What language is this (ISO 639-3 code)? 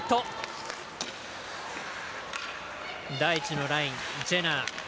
jpn